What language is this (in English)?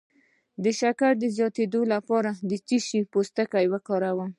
Pashto